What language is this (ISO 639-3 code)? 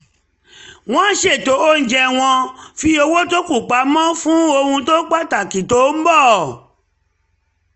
yor